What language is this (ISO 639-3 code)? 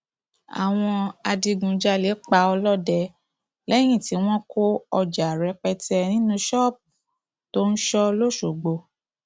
yor